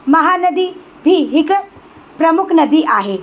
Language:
Sindhi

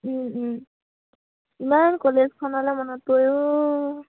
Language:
Assamese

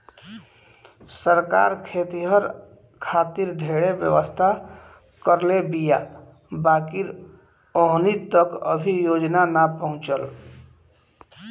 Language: Bhojpuri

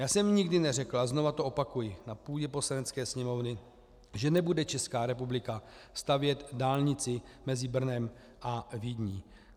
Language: Czech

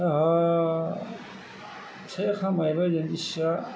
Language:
Bodo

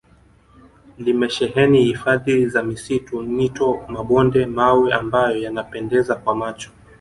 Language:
Swahili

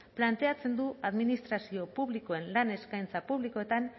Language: Basque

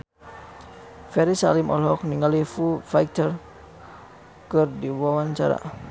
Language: Sundanese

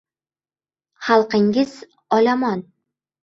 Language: Uzbek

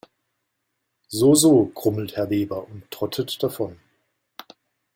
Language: German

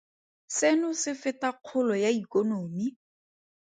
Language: Tswana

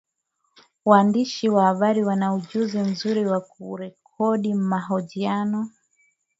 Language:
Swahili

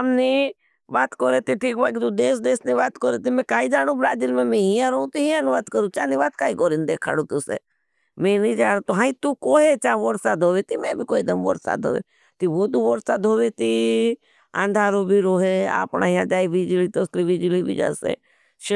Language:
Bhili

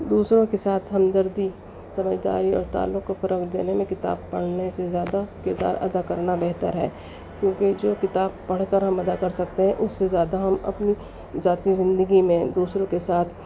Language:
Urdu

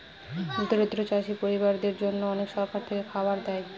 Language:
Bangla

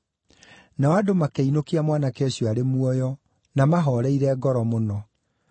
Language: Kikuyu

